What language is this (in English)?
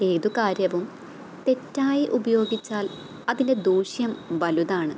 Malayalam